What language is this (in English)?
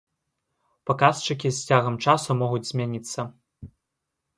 Belarusian